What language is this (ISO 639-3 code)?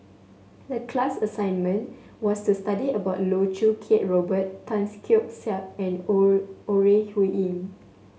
eng